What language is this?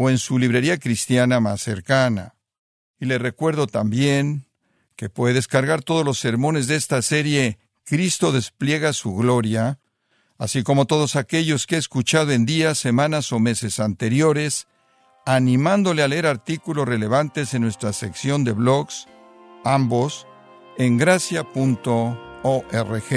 Spanish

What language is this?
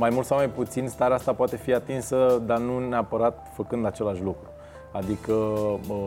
Romanian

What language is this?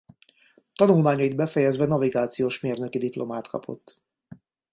Hungarian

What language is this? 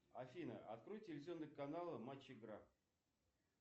Russian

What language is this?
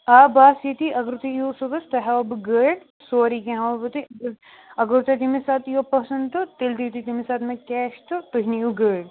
Kashmiri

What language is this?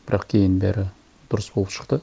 Kazakh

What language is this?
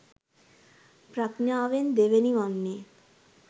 Sinhala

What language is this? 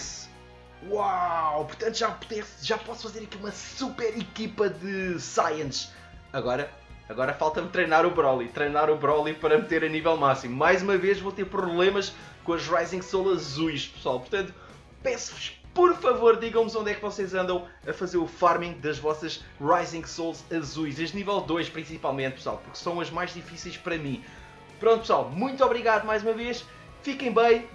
Portuguese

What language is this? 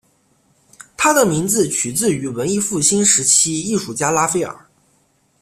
Chinese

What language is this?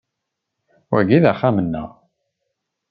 Kabyle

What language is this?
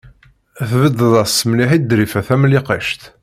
Kabyle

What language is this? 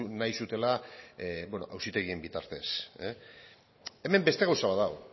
Basque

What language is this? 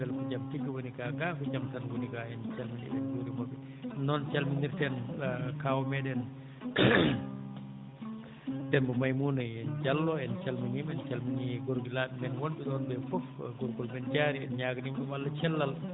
Fula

